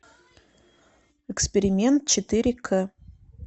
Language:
Russian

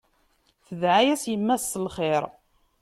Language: Kabyle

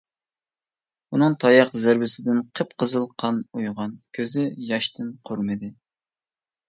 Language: Uyghur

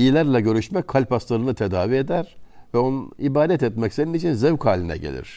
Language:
Turkish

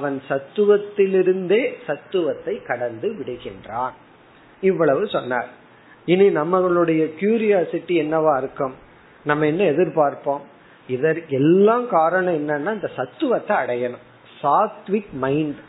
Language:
Tamil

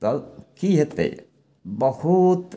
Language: Maithili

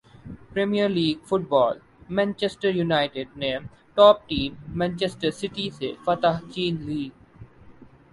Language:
Urdu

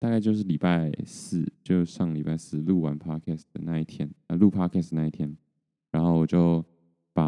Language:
Chinese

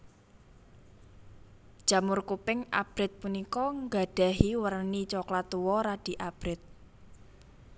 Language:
Javanese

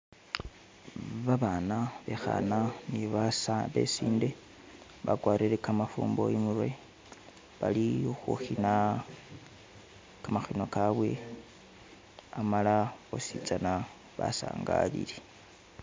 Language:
Masaaba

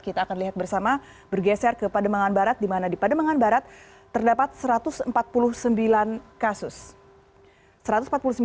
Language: Indonesian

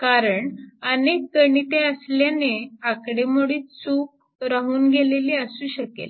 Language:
Marathi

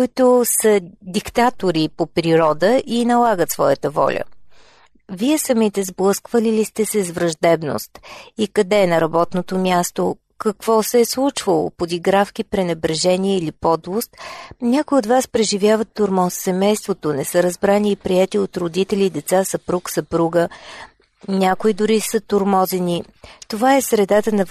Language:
Bulgarian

